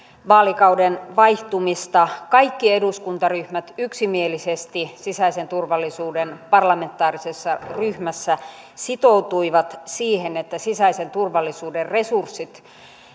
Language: Finnish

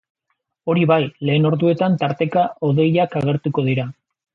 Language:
Basque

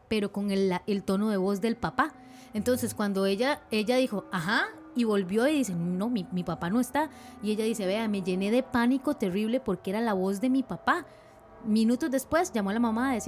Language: Spanish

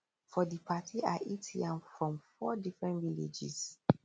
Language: Nigerian Pidgin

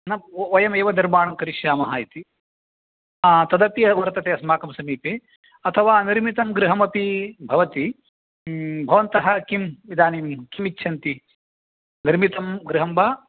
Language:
Sanskrit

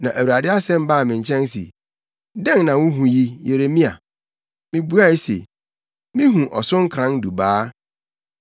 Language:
Akan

